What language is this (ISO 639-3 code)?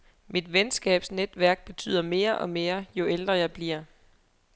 dan